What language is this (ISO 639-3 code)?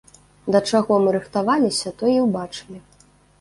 bel